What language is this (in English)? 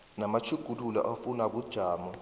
South Ndebele